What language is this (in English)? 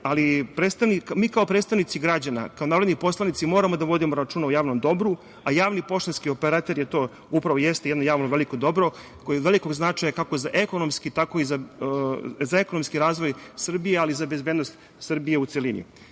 Serbian